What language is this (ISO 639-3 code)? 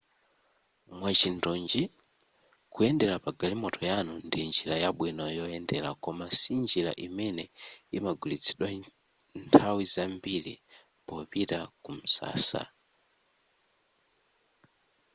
nya